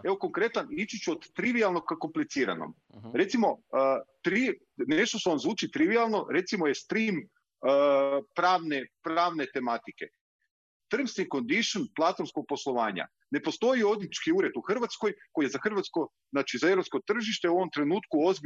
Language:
Croatian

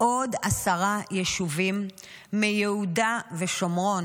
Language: Hebrew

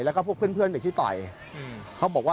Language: Thai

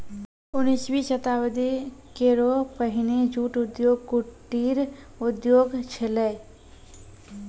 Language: Maithili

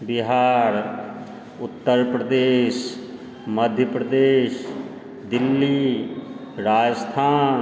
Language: Maithili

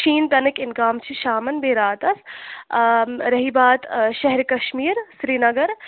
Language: Kashmiri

